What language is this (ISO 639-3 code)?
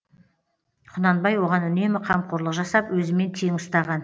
kaz